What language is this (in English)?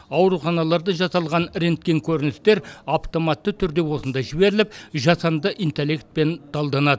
Kazakh